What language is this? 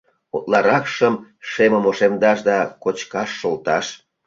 Mari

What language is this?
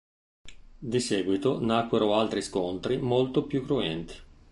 Italian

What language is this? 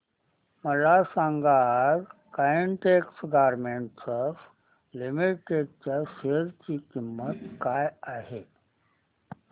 Marathi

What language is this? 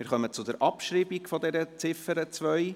Swiss German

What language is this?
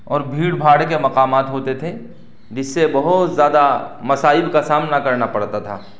Urdu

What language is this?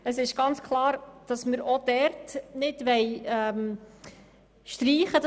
Swiss German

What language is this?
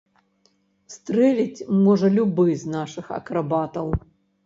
Belarusian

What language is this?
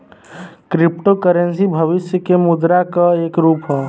Bhojpuri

